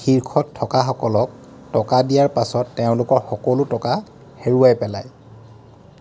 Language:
Assamese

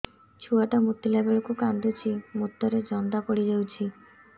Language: Odia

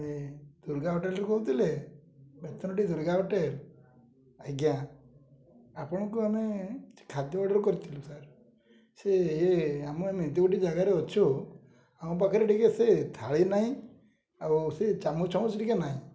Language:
Odia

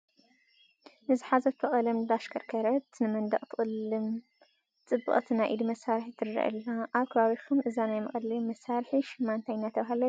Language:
Tigrinya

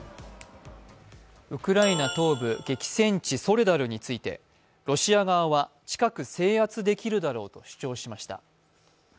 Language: Japanese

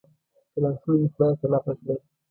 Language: Pashto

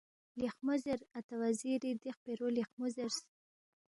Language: Balti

